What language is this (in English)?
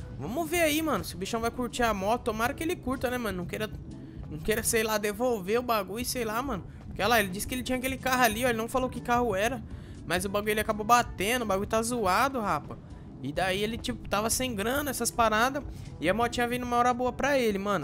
Portuguese